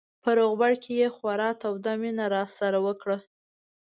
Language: Pashto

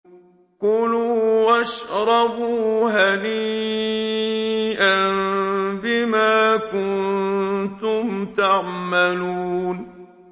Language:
Arabic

